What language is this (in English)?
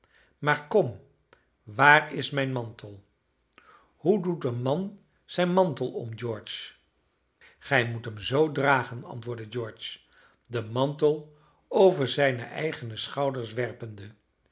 Dutch